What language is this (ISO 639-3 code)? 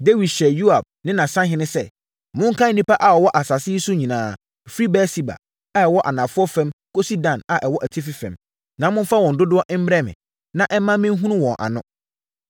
aka